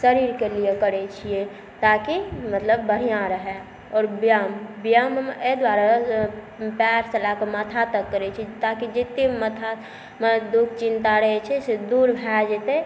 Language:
Maithili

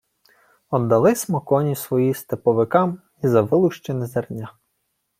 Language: Ukrainian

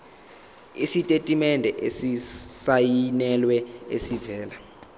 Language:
Zulu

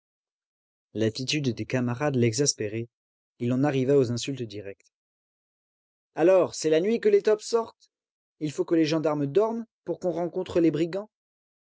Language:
French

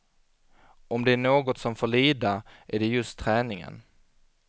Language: Swedish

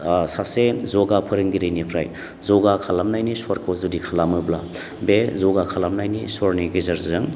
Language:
Bodo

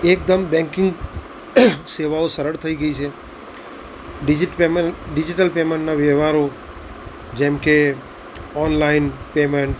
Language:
Gujarati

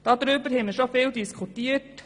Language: Swiss German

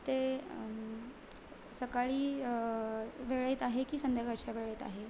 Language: Marathi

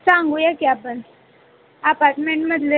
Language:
Marathi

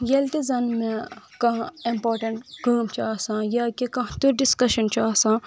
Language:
Kashmiri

